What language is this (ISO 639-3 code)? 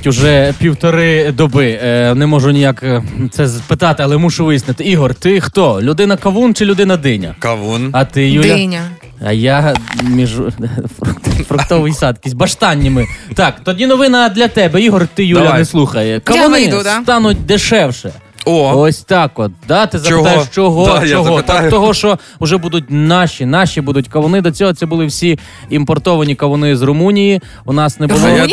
ukr